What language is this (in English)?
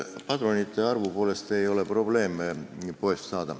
Estonian